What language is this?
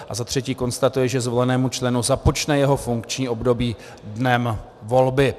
Czech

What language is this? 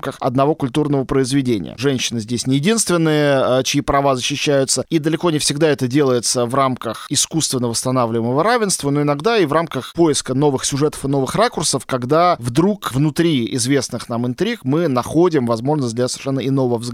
Russian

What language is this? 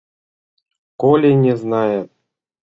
Mari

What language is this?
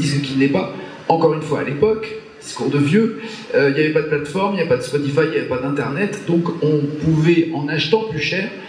French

